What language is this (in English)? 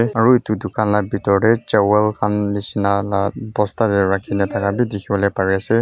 Naga Pidgin